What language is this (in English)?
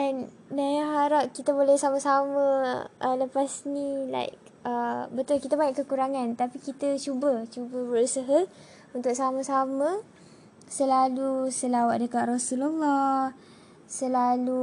Malay